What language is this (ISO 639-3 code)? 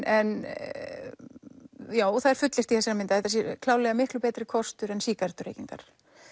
isl